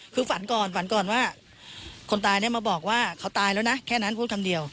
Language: Thai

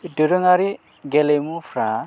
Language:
Bodo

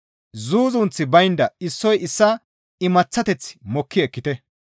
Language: Gamo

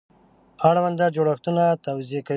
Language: Pashto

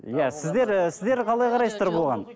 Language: Kazakh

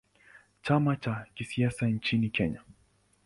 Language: Swahili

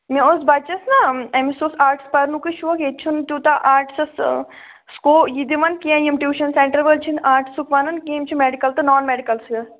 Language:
Kashmiri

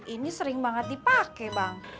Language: Indonesian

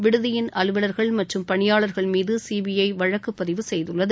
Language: Tamil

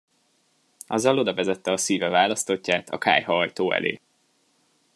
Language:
Hungarian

